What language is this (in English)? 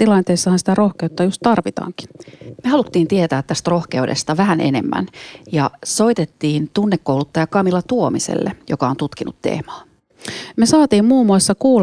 Finnish